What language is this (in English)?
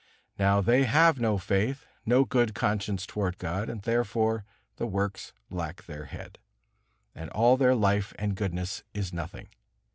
English